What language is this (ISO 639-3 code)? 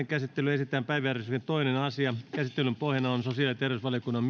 fin